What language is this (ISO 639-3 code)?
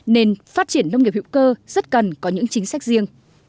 vie